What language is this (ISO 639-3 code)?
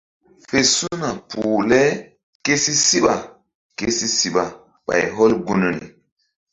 mdd